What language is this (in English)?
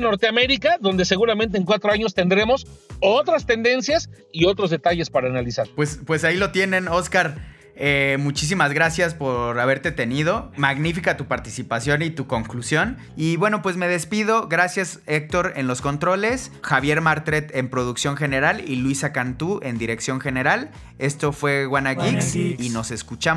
Spanish